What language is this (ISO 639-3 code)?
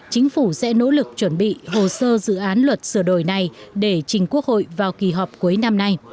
vie